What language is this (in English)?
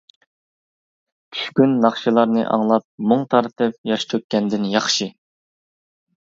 Uyghur